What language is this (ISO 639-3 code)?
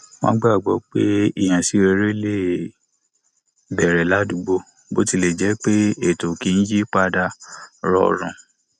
yor